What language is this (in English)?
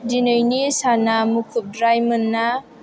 Bodo